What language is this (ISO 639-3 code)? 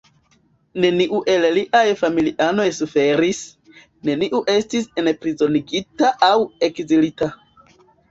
epo